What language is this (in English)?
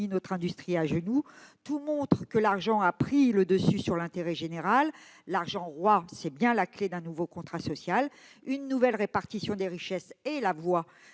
French